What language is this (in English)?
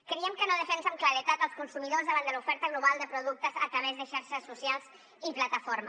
Catalan